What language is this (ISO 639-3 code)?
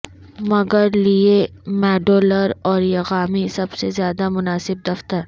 urd